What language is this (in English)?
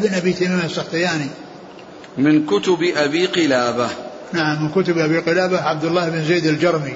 Arabic